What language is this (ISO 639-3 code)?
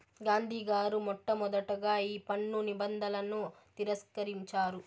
tel